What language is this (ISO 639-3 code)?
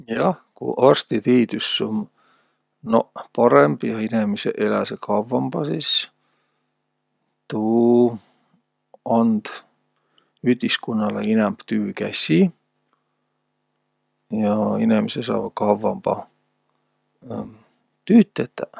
vro